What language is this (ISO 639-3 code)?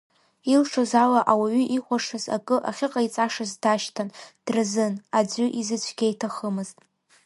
abk